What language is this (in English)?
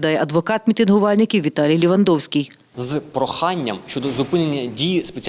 Ukrainian